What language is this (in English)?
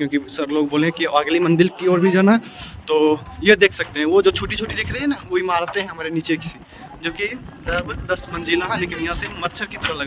Hindi